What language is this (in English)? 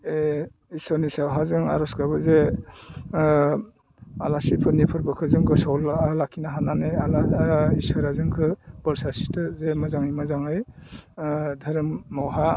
Bodo